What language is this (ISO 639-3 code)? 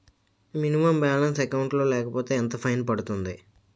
tel